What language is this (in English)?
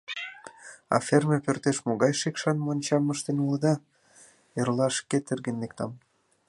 Mari